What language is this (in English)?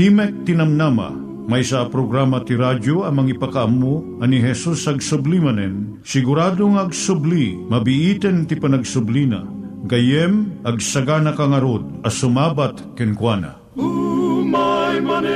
Filipino